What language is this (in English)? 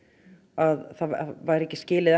Icelandic